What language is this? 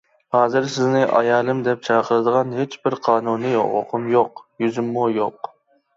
Uyghur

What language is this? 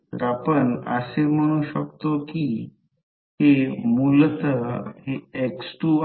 Marathi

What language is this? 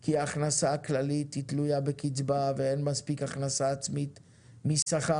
Hebrew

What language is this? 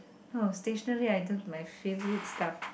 English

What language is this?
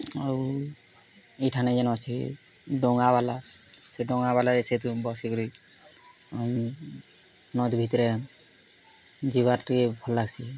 Odia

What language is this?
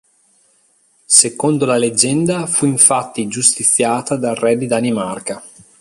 Italian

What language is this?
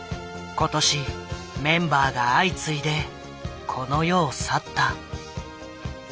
Japanese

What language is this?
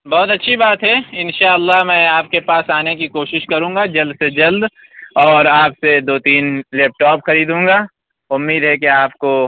Urdu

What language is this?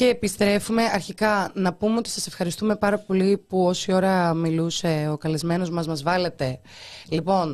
Greek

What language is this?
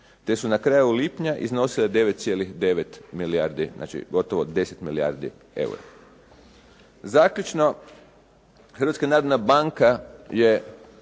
Croatian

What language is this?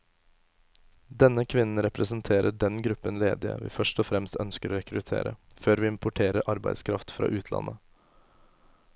Norwegian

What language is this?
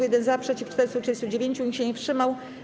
Polish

